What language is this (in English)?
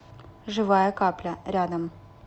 Russian